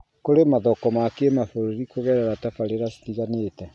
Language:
Kikuyu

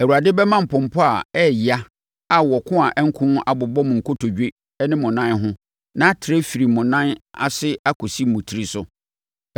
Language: Akan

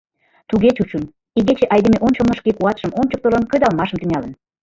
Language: Mari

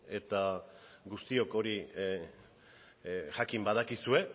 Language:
Basque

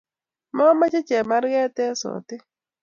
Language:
Kalenjin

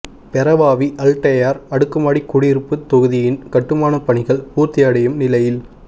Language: Tamil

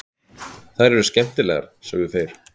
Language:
Icelandic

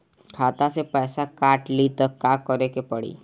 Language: Bhojpuri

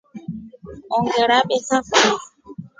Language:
Rombo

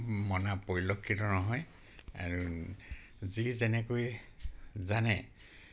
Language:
Assamese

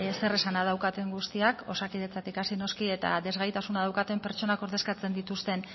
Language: Basque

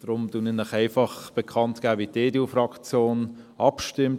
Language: Swiss German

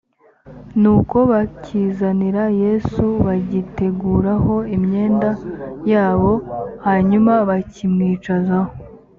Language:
Kinyarwanda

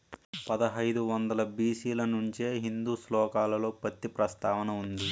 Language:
Telugu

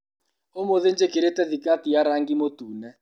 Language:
Kikuyu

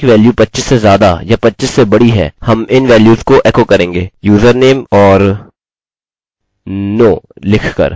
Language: Hindi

